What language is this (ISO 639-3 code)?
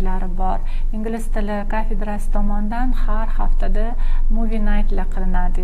tur